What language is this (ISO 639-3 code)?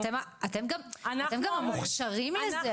heb